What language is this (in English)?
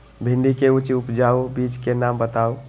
Magahi